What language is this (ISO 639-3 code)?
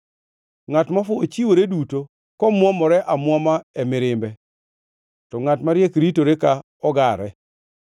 luo